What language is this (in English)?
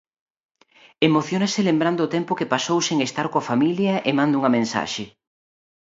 Galician